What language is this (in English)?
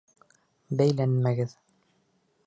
Bashkir